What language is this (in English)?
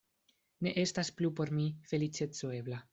Esperanto